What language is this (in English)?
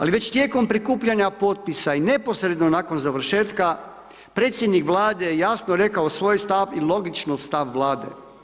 Croatian